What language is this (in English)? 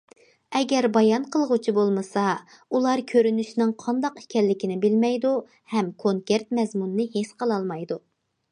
Uyghur